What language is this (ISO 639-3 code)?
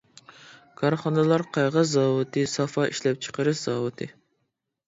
uig